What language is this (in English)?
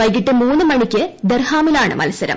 Malayalam